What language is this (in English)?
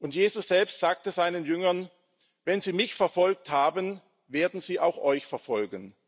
German